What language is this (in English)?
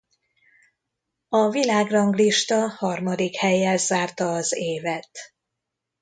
Hungarian